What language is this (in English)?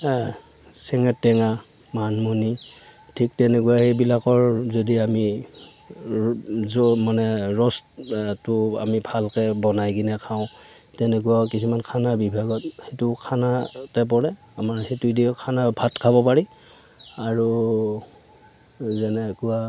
Assamese